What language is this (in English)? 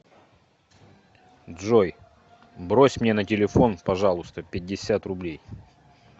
Russian